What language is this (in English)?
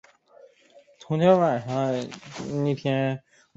Chinese